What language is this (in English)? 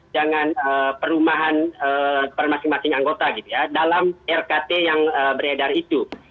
Indonesian